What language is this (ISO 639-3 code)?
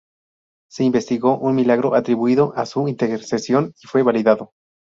spa